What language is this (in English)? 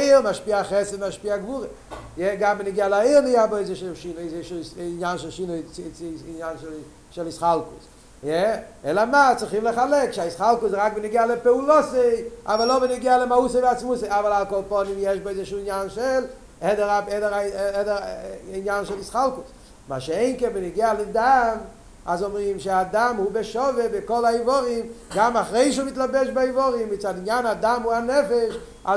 Hebrew